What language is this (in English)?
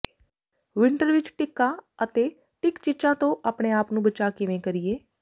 Punjabi